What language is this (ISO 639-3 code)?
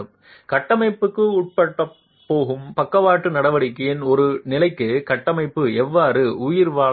tam